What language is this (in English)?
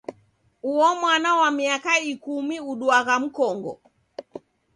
Taita